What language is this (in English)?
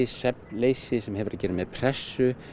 Icelandic